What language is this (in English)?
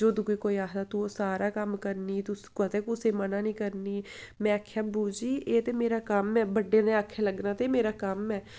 Dogri